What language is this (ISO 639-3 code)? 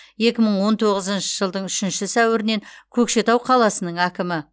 kaz